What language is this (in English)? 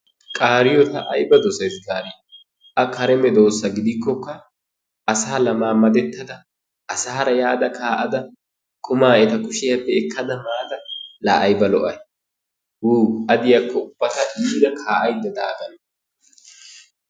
Wolaytta